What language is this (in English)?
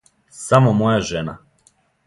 Serbian